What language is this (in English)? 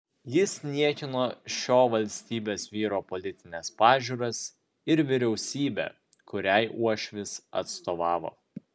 Lithuanian